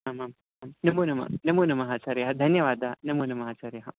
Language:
Sanskrit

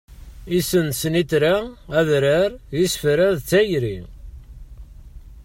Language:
Kabyle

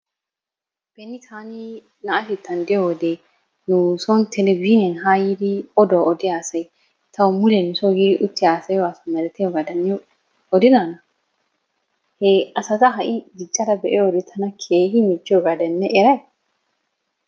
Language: Wolaytta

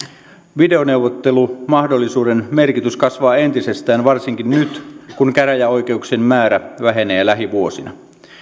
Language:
Finnish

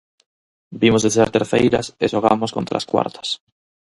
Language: Galician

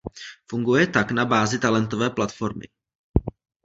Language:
Czech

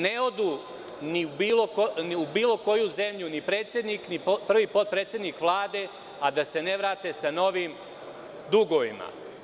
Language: Serbian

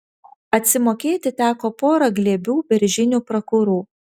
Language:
Lithuanian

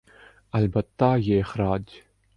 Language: Urdu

